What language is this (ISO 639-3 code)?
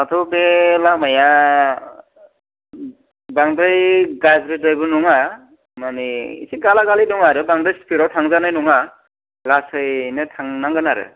brx